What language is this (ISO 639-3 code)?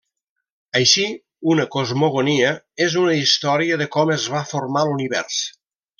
cat